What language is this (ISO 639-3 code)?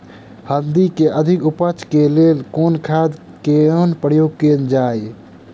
mai